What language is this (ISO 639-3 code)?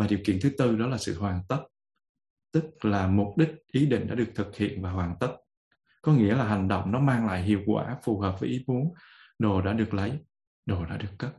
vie